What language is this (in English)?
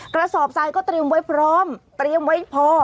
Thai